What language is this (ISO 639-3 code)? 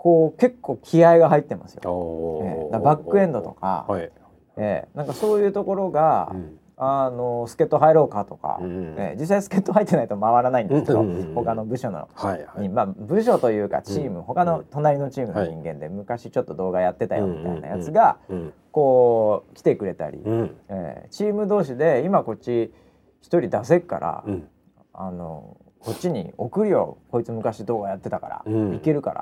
jpn